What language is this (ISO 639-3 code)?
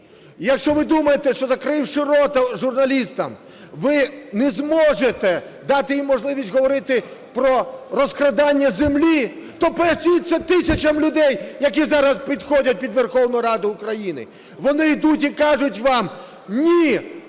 ukr